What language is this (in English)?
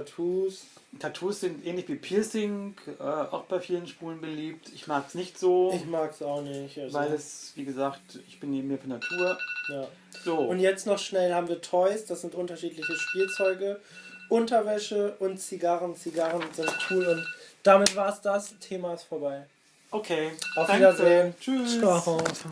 German